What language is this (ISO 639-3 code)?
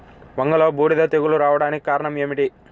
tel